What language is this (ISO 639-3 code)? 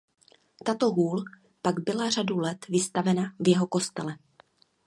ces